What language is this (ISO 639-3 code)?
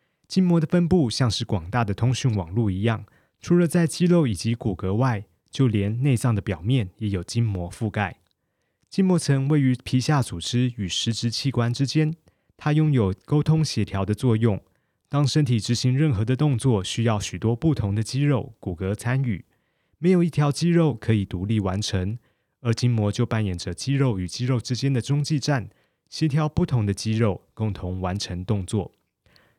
zho